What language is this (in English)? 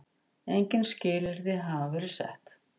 Icelandic